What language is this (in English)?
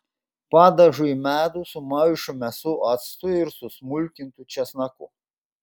Lithuanian